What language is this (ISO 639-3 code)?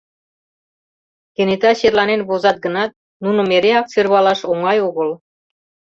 chm